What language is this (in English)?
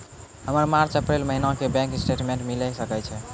Maithili